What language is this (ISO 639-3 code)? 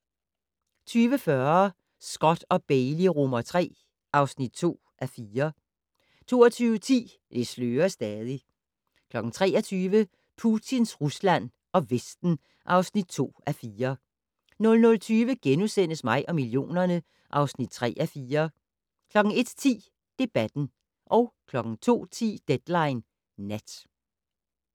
dan